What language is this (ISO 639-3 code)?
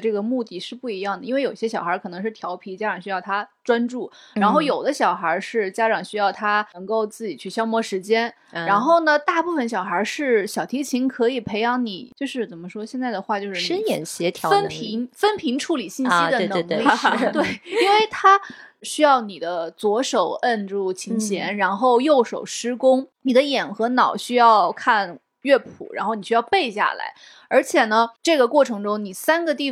zho